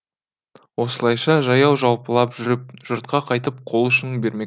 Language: Kazakh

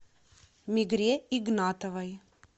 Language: Russian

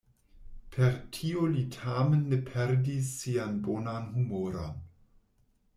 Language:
Esperanto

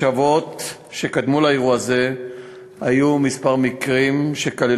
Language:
Hebrew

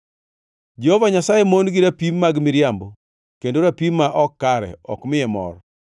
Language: Luo (Kenya and Tanzania)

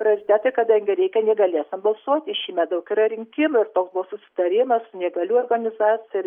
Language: Lithuanian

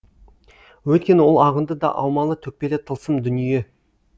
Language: Kazakh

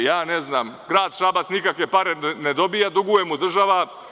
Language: Serbian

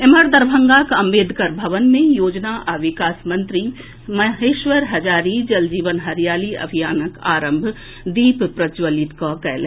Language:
Maithili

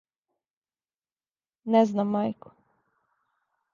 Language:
Serbian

